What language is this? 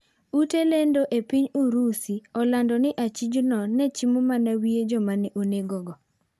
Luo (Kenya and Tanzania)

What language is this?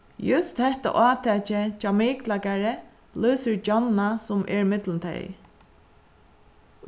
Faroese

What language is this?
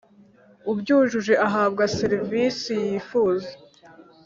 Kinyarwanda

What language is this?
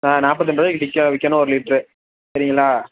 Tamil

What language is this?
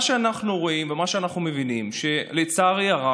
Hebrew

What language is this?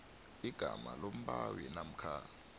South Ndebele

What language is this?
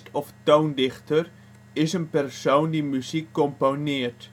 Dutch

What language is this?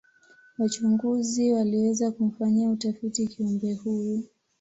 Swahili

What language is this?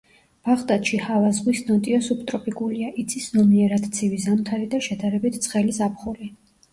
Georgian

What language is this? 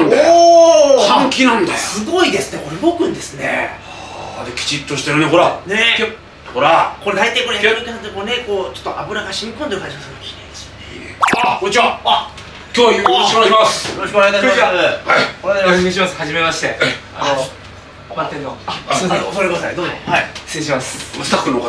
Japanese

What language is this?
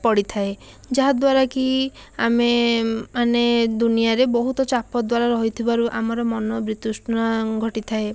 Odia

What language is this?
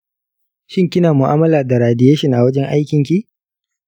Hausa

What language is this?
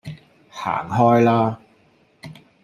Cantonese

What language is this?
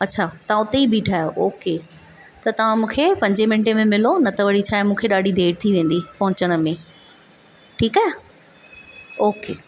Sindhi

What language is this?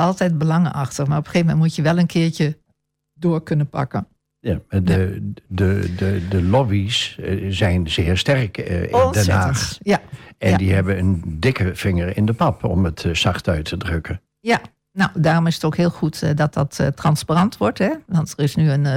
Dutch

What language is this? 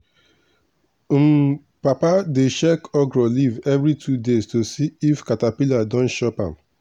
Nigerian Pidgin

